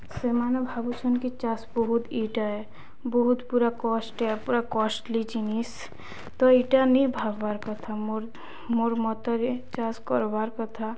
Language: Odia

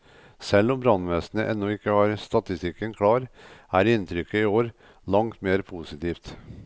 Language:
Norwegian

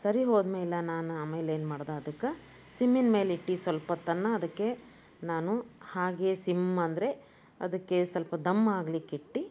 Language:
Kannada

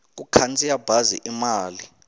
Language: Tsonga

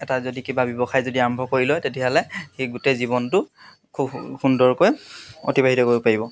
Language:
Assamese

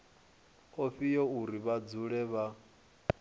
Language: Venda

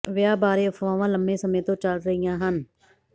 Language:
Punjabi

